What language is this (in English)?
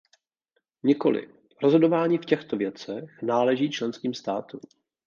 Czech